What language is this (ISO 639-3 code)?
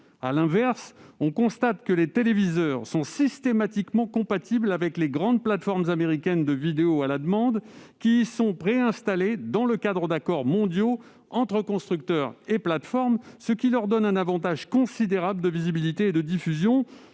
fra